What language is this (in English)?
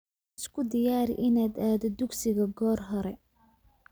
Somali